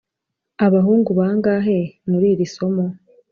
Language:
Kinyarwanda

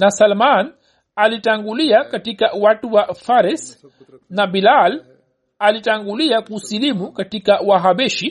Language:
Swahili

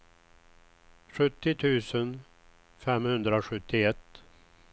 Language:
Swedish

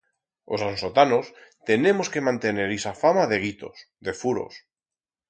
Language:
Aragonese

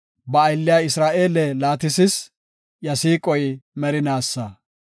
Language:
Gofa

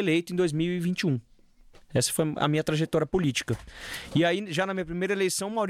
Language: Portuguese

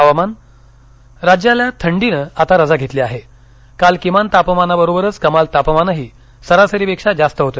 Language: Marathi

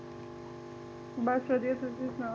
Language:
Punjabi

